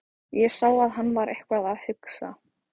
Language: Icelandic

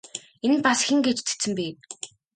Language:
Mongolian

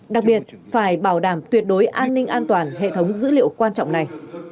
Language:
Vietnamese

